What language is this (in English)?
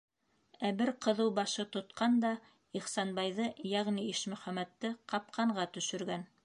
Bashkir